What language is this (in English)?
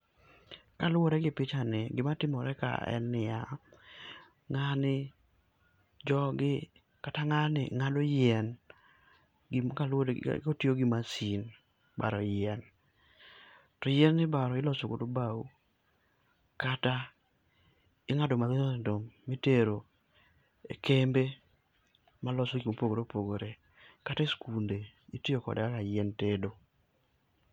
Luo (Kenya and Tanzania)